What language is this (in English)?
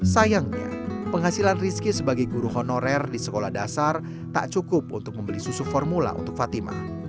Indonesian